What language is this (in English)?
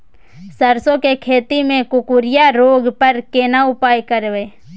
Maithili